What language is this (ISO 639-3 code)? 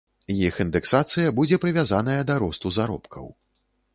bel